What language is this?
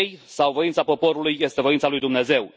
Romanian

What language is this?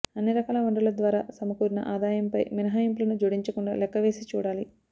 Telugu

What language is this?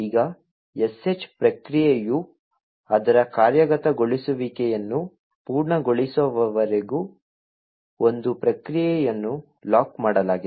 Kannada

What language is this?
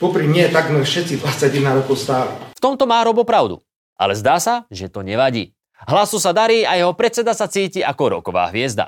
Slovak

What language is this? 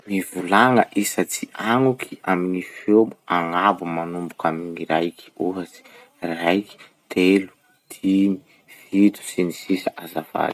Masikoro Malagasy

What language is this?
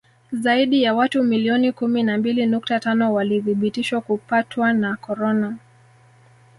Swahili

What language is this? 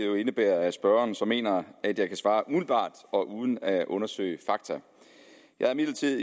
Danish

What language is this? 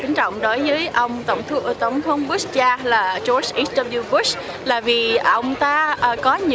Vietnamese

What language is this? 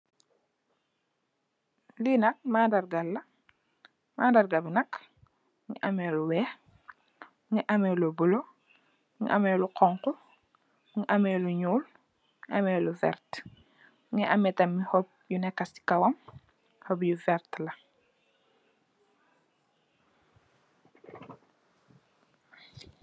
Wolof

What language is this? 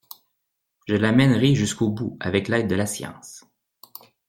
French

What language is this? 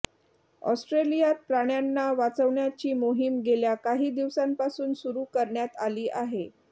Marathi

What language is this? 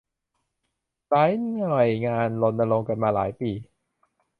Thai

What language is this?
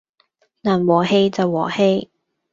Cantonese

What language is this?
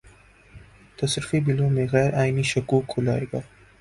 Urdu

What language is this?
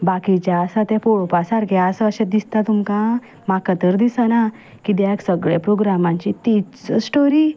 Konkani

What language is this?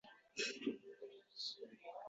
Uzbek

